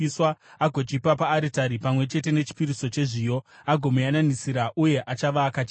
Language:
Shona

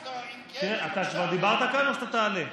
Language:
Hebrew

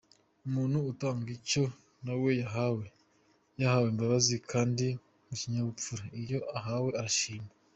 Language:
Kinyarwanda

